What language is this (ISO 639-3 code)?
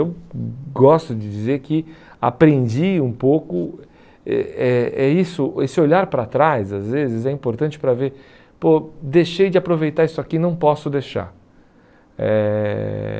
por